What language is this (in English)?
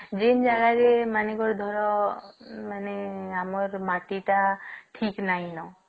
Odia